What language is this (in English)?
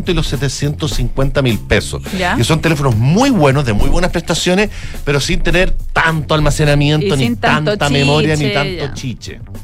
Spanish